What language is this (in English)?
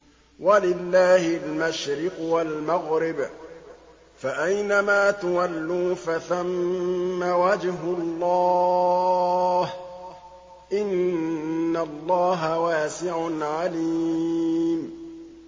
Arabic